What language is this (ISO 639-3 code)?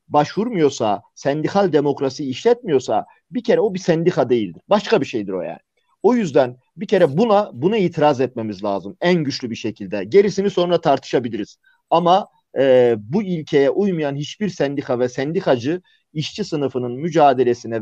tur